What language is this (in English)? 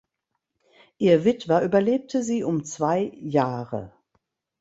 German